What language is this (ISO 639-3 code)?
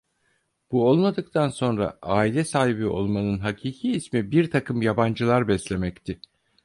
tur